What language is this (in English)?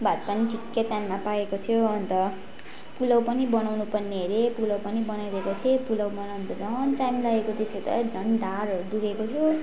Nepali